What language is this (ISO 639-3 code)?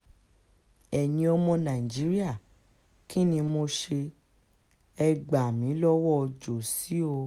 yor